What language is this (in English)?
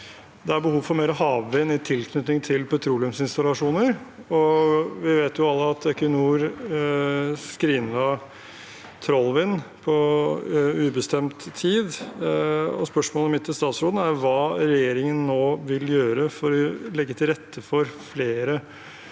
Norwegian